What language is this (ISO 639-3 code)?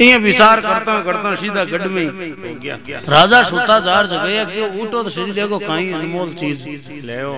hin